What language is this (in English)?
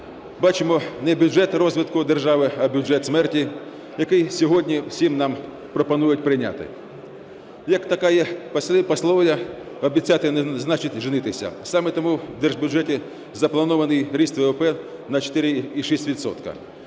Ukrainian